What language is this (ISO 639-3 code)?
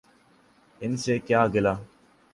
urd